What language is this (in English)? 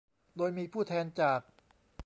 Thai